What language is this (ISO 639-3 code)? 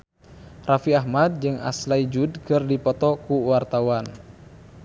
sun